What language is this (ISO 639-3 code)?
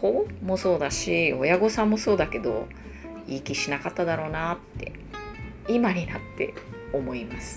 jpn